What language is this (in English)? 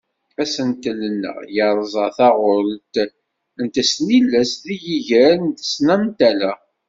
Kabyle